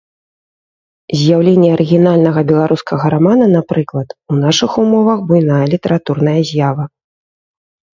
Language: Belarusian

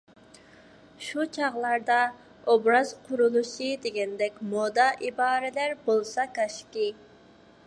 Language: Uyghur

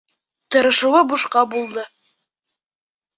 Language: Bashkir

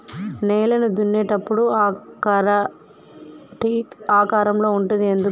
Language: Telugu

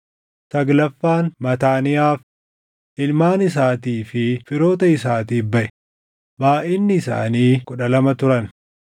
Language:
Oromo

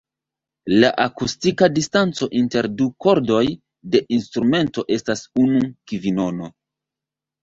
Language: Esperanto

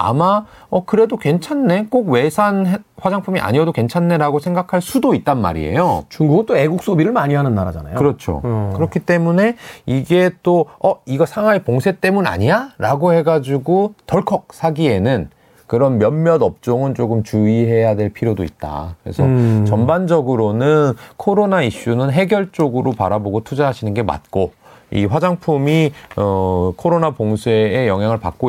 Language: Korean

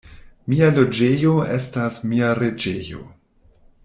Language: Esperanto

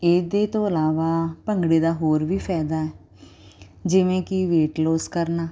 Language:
Punjabi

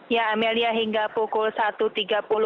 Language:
Indonesian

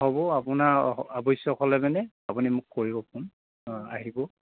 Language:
Assamese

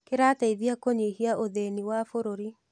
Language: Kikuyu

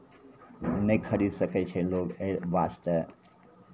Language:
Maithili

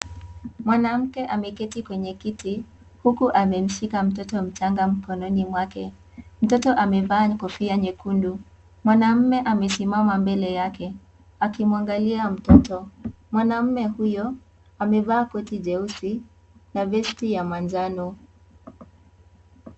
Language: Swahili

